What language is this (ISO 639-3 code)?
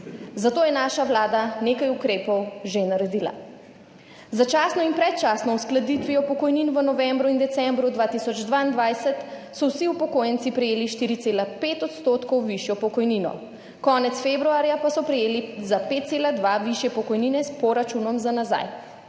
slv